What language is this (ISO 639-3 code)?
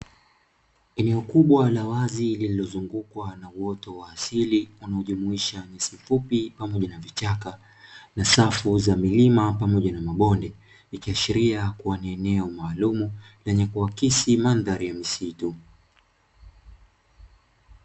swa